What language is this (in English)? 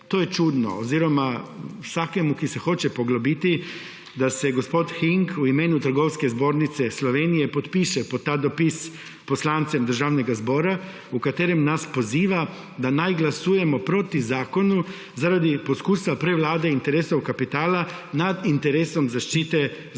Slovenian